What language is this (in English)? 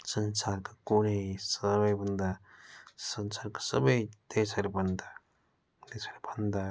Nepali